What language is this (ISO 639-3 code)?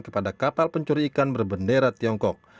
ind